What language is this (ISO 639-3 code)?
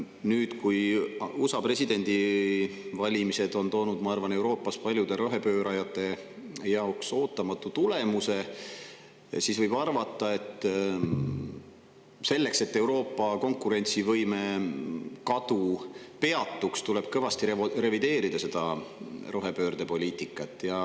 est